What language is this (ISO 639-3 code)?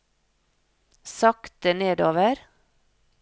nor